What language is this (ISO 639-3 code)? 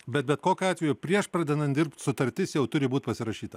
lit